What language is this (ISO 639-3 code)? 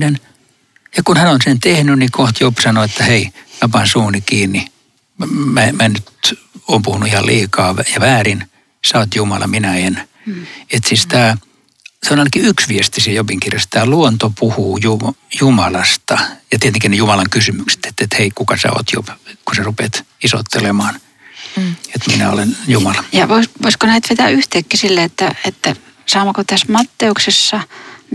fin